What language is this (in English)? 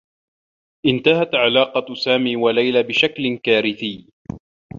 Arabic